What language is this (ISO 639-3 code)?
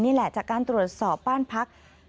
tha